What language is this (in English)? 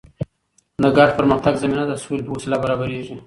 Pashto